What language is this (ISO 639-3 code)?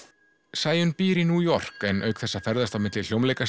isl